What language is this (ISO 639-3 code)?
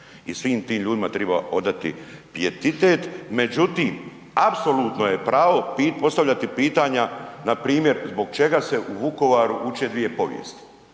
hrv